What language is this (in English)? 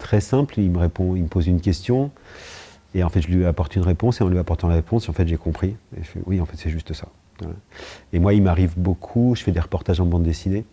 French